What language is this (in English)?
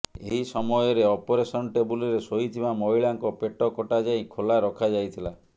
Odia